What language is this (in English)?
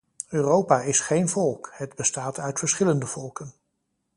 Dutch